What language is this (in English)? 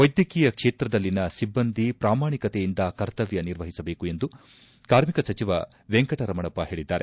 Kannada